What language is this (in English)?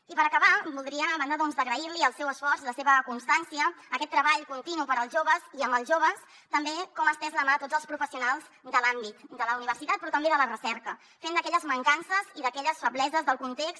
Catalan